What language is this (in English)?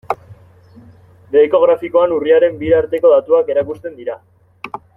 Basque